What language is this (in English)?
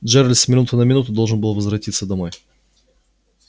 Russian